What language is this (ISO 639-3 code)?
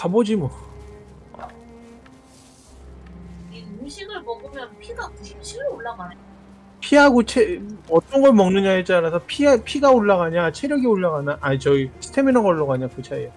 kor